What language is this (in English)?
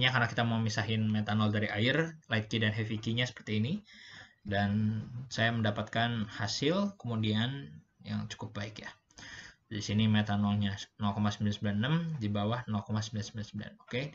Indonesian